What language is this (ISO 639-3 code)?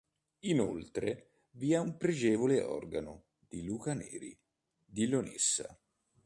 ita